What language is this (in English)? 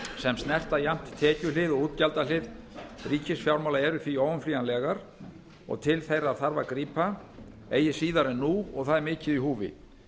Icelandic